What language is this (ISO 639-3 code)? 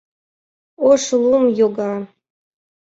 chm